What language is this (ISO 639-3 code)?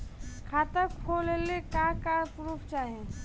bho